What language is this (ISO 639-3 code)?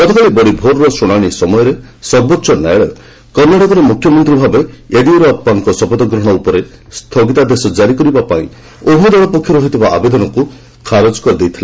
ori